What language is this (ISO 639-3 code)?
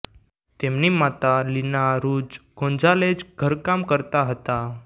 guj